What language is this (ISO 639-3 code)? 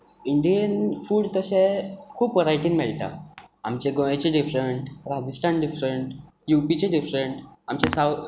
kok